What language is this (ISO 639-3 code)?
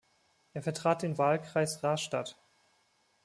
deu